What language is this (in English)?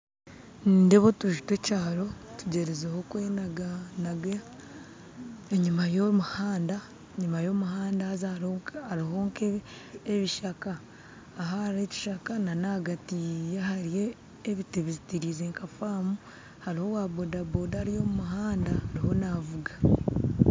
Nyankole